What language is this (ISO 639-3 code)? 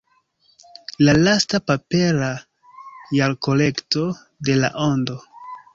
epo